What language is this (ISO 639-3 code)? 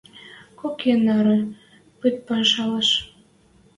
mrj